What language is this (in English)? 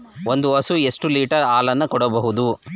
Kannada